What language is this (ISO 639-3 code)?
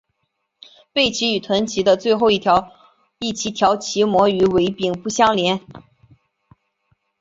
zho